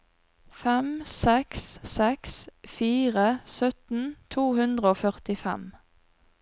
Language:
Norwegian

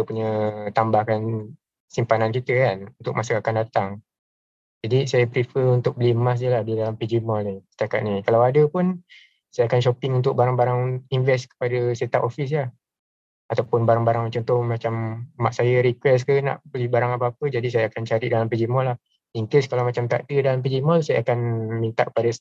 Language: Malay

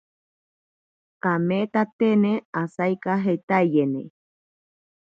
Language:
Ashéninka Perené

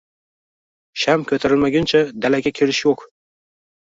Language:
Uzbek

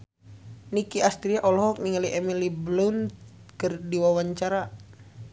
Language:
Sundanese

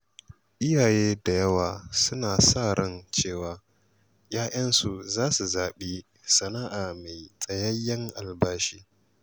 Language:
Hausa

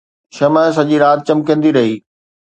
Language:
Sindhi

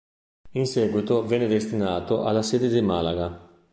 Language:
Italian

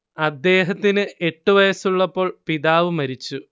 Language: Malayalam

